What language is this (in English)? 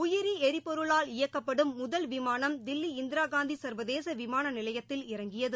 Tamil